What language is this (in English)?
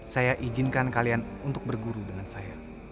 Indonesian